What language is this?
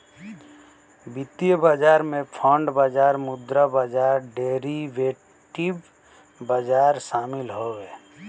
Bhojpuri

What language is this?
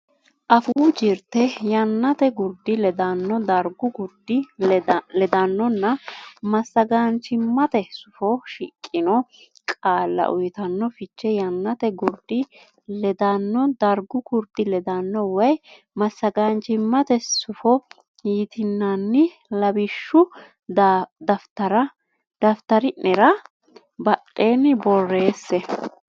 Sidamo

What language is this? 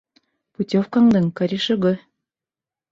Bashkir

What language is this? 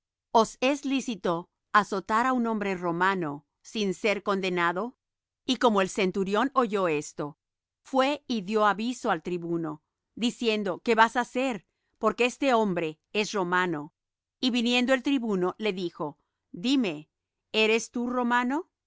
Spanish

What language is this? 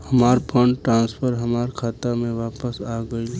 Bhojpuri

